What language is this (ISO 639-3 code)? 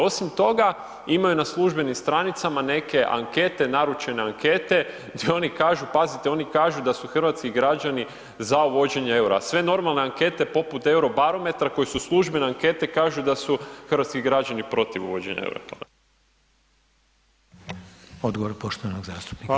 hrv